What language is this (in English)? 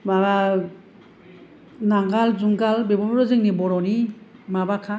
Bodo